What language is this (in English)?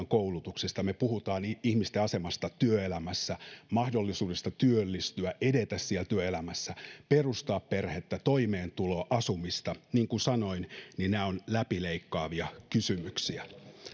Finnish